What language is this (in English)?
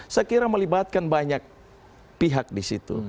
Indonesian